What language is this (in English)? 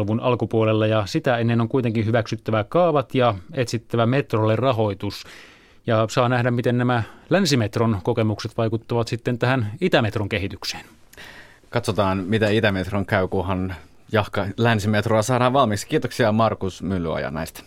Finnish